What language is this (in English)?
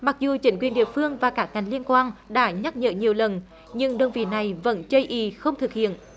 Vietnamese